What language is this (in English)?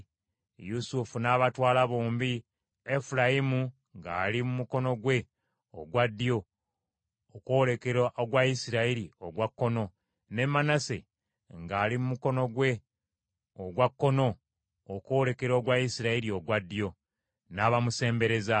Ganda